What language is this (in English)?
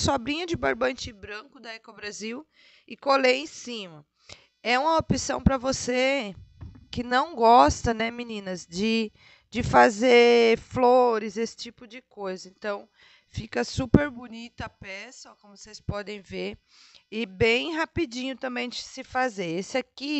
Portuguese